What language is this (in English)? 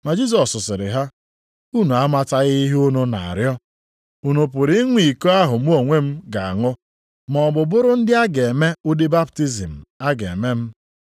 Igbo